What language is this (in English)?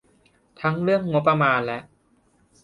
Thai